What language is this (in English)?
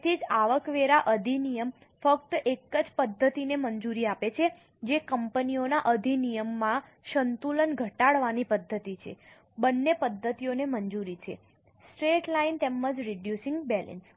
Gujarati